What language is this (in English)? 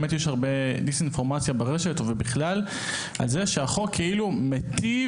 Hebrew